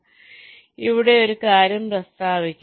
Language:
Malayalam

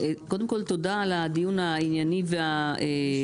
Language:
Hebrew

